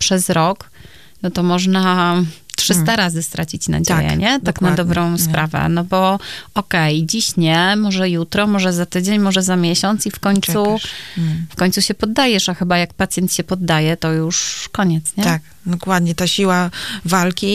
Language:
Polish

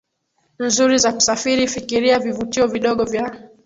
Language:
Swahili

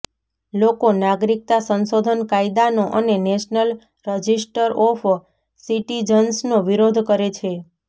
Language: Gujarati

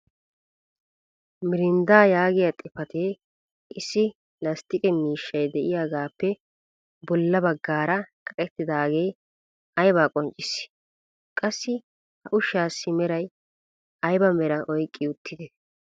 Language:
Wolaytta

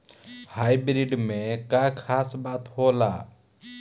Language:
Bhojpuri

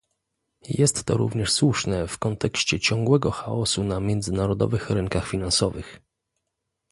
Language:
Polish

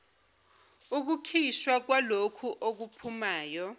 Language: Zulu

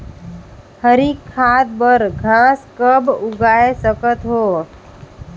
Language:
Chhattisgarhi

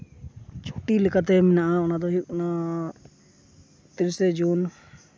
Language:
Santali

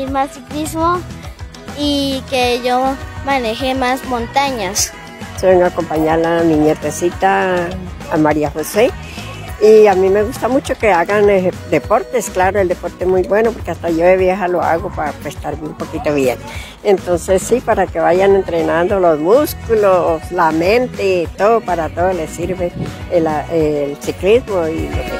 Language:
Spanish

